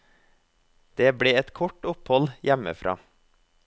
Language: Norwegian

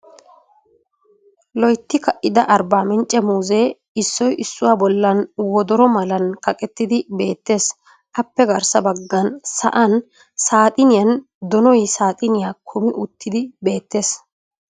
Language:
Wolaytta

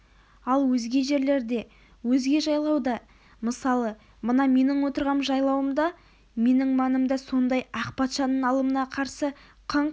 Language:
Kazakh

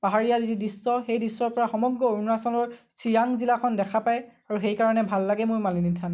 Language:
Assamese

